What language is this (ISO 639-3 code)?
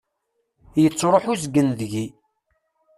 kab